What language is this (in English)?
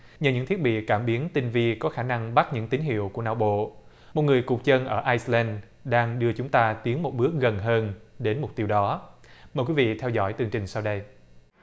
Vietnamese